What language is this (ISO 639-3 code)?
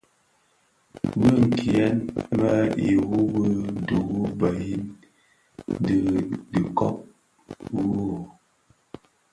ksf